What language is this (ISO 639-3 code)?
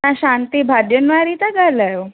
snd